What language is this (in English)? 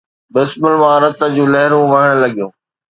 Sindhi